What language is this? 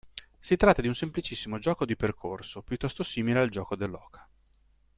Italian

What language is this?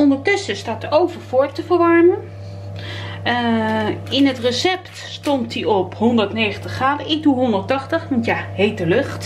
Dutch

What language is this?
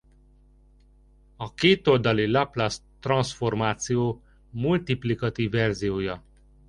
Hungarian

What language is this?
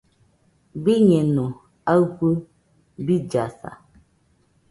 Nüpode Huitoto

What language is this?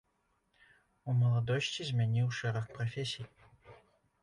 Belarusian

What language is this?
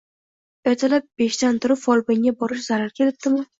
Uzbek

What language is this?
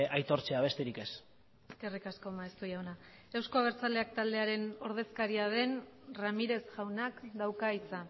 Basque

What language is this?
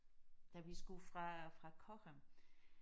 Danish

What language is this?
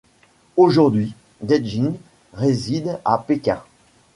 French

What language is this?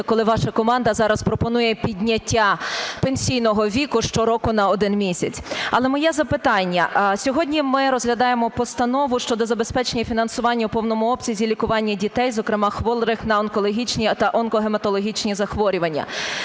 Ukrainian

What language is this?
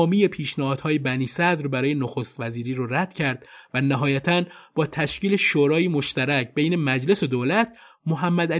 Persian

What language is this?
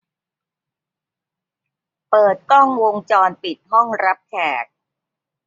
Thai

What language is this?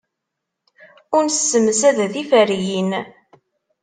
Kabyle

